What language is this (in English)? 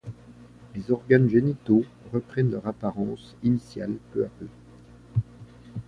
French